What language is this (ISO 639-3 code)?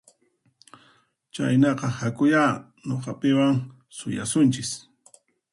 qxp